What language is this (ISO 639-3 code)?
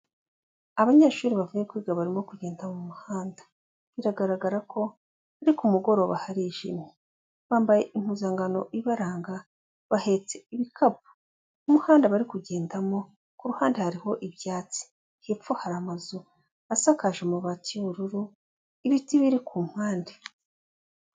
kin